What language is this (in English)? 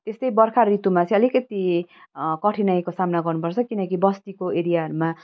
Nepali